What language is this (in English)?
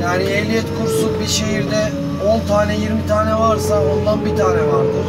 Turkish